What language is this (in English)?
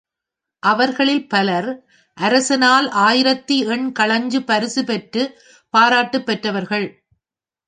Tamil